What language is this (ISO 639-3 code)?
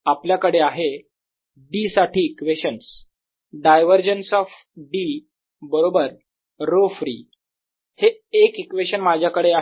mar